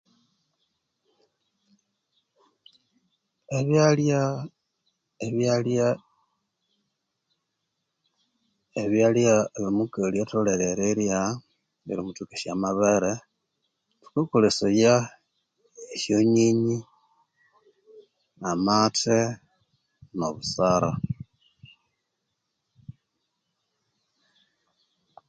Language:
Konzo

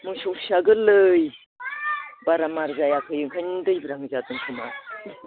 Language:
Bodo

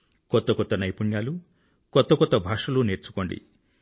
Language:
Telugu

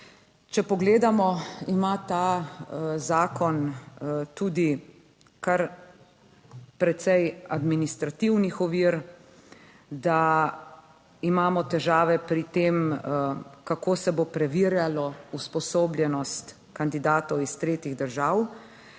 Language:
Slovenian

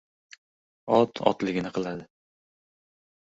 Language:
Uzbek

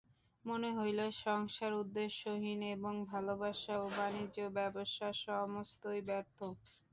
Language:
Bangla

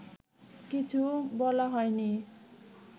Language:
Bangla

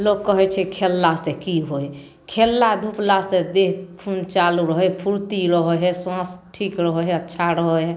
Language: Maithili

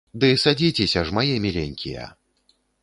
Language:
Belarusian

